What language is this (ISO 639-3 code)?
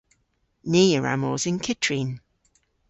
cor